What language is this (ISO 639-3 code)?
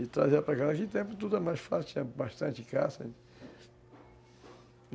por